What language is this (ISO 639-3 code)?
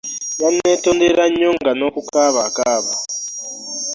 lug